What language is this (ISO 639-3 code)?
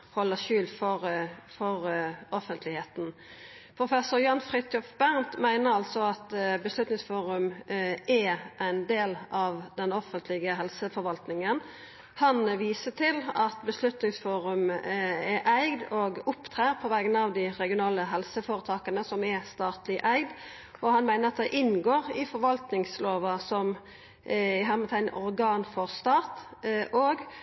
nno